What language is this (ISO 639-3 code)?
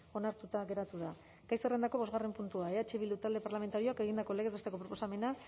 eus